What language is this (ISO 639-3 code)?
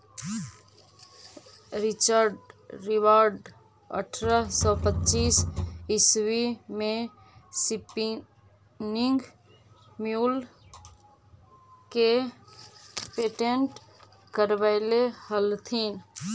mag